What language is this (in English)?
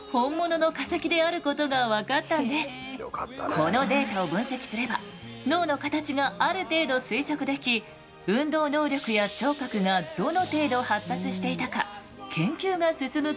Japanese